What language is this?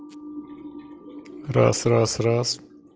Russian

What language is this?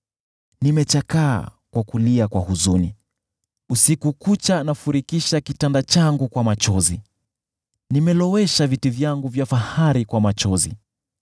Swahili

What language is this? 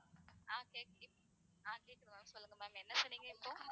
Tamil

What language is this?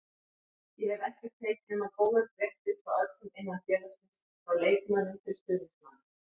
Icelandic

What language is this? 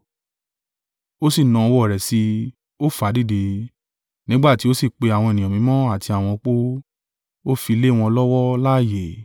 Yoruba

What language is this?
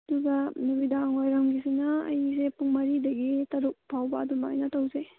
Manipuri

